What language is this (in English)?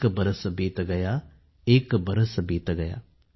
Marathi